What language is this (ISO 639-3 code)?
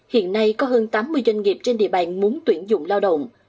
vie